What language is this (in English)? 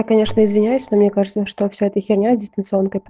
Russian